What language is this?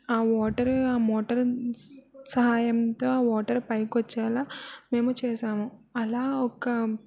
Telugu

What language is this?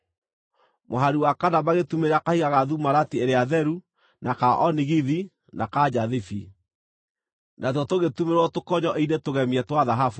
Kikuyu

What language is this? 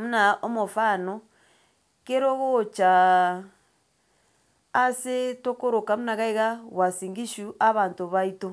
Gusii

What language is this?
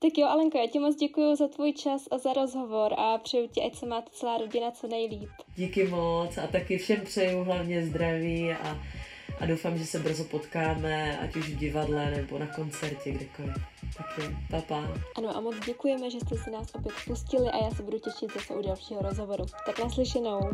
Czech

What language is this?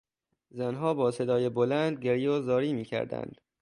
Persian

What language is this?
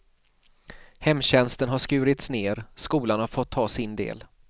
Swedish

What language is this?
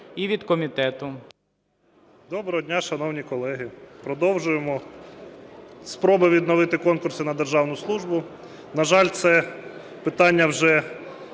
Ukrainian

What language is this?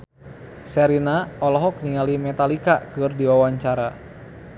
Sundanese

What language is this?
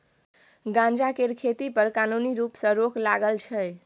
Maithili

